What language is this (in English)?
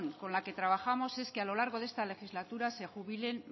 Spanish